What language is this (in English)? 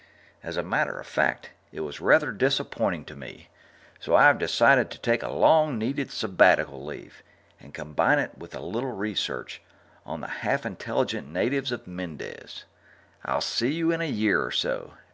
English